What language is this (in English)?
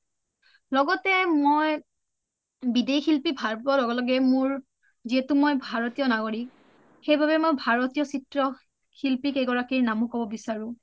Assamese